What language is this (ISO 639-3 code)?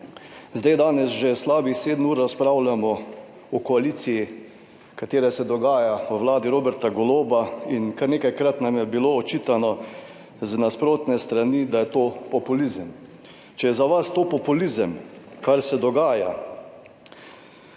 slv